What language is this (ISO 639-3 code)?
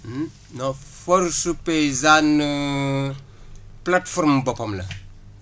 wol